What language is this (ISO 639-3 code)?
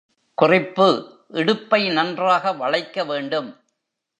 tam